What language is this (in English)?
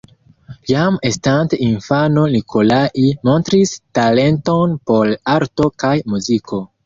Esperanto